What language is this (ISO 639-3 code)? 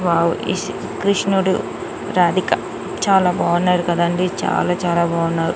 tel